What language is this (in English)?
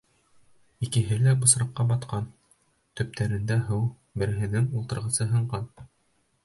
Bashkir